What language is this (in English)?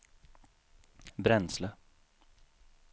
Swedish